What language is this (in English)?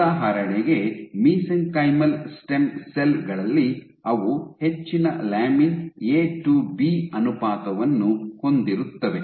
Kannada